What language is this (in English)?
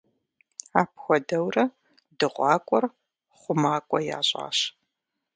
Kabardian